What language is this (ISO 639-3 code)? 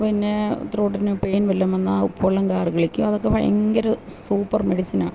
mal